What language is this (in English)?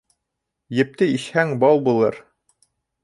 Bashkir